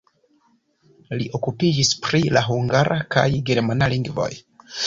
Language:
Esperanto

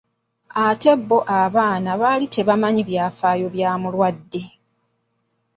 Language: Ganda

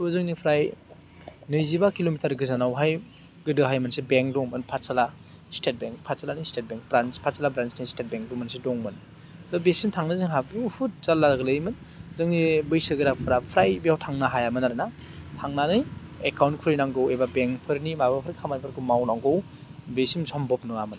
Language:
Bodo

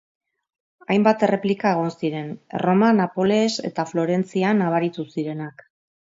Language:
Basque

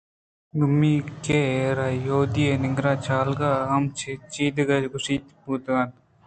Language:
Eastern Balochi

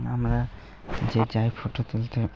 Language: Bangla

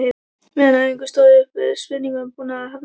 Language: Icelandic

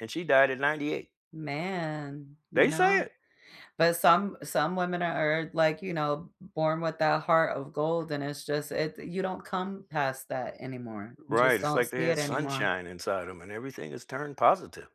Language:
English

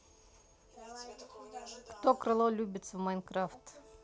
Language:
Russian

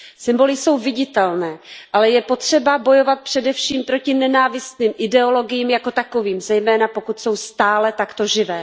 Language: Czech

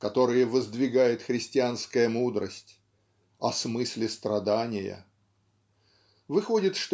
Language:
Russian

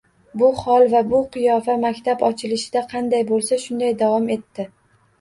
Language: Uzbek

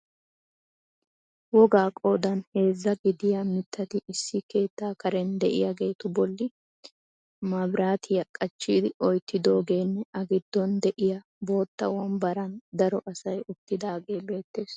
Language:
Wolaytta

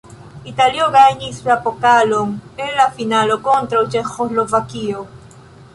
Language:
Esperanto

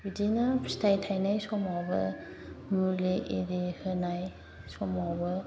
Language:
Bodo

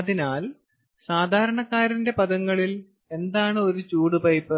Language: Malayalam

